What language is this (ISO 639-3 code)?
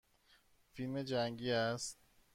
fas